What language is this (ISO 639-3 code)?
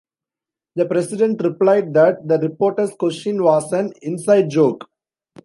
eng